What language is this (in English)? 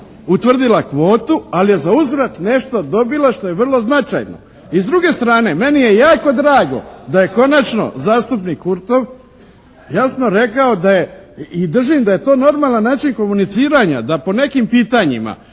Croatian